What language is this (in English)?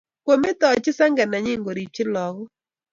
Kalenjin